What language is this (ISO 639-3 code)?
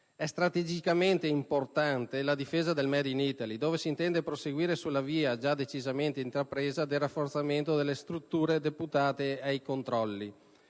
ita